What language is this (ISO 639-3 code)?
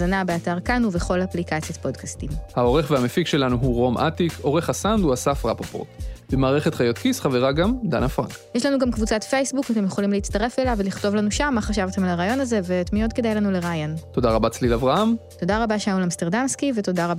heb